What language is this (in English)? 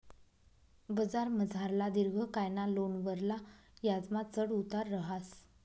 Marathi